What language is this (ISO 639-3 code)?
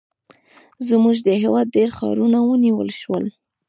pus